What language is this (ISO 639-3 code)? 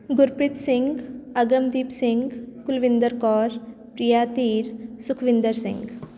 pan